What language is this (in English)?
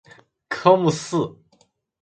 Chinese